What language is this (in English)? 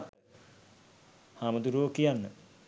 Sinhala